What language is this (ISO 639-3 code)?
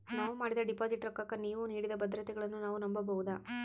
kan